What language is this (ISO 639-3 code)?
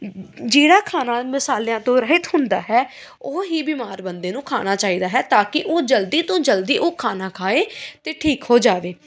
pan